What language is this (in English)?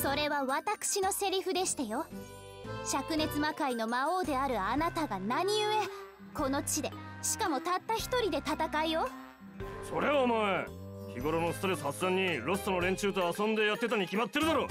Japanese